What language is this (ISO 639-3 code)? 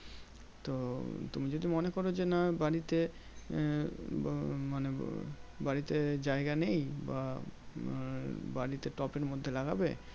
ben